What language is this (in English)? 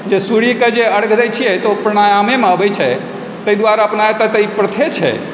Maithili